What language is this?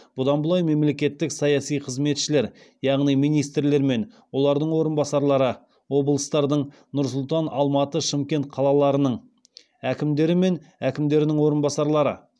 Kazakh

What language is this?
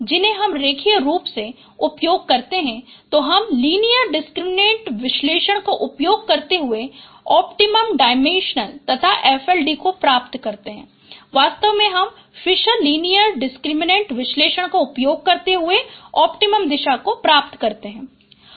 Hindi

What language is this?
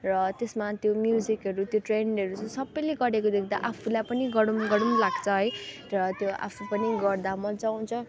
Nepali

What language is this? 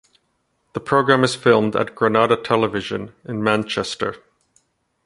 English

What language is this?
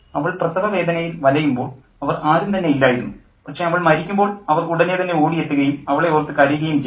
Malayalam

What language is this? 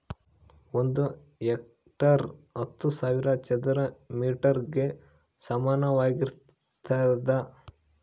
Kannada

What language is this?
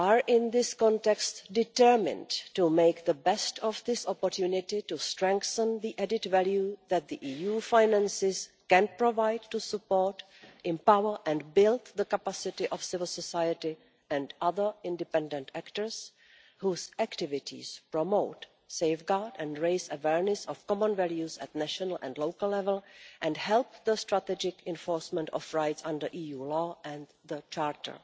English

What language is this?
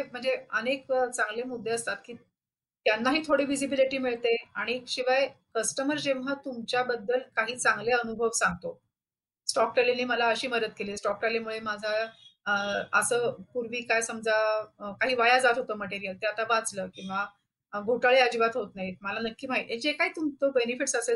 Marathi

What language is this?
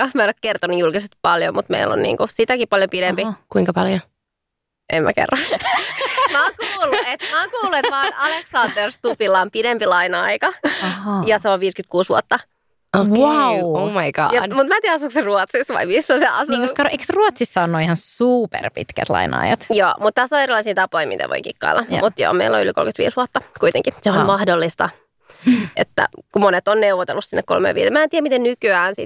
Finnish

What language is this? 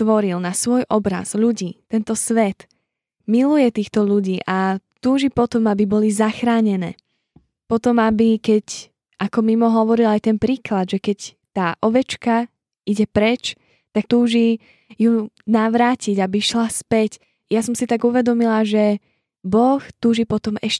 Slovak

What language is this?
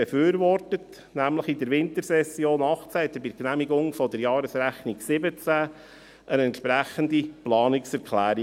Swiss German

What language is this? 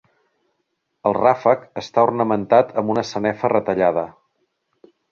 Catalan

